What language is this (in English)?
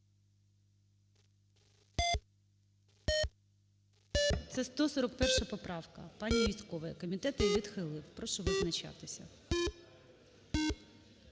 Ukrainian